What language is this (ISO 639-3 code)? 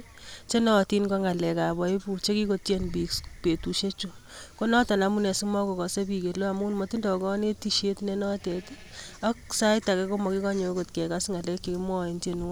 kln